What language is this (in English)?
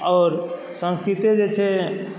Maithili